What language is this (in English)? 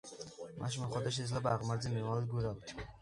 Georgian